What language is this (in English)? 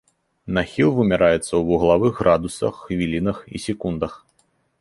Belarusian